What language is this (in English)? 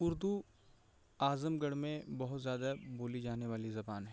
Urdu